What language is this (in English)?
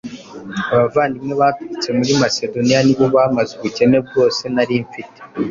Kinyarwanda